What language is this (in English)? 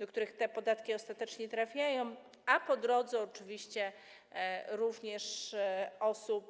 Polish